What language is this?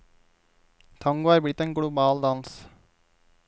Norwegian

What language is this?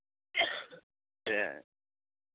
Santali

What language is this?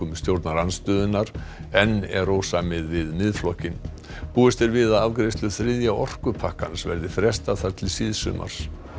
Icelandic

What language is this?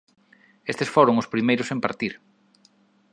Galician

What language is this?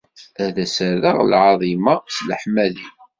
Kabyle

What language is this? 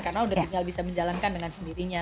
Indonesian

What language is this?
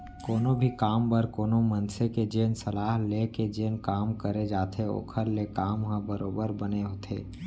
Chhattisgarhi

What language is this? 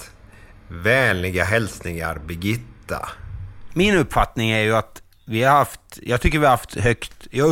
Swedish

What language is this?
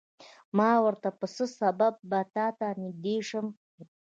Pashto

